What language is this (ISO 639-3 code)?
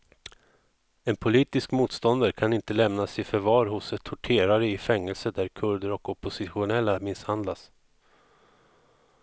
swe